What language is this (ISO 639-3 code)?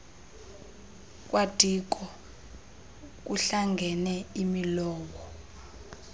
xho